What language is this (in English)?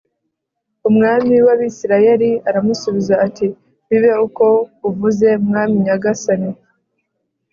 Kinyarwanda